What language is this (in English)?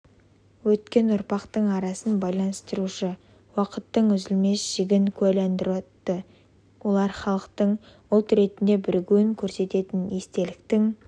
Kazakh